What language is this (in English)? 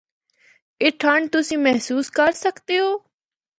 Northern Hindko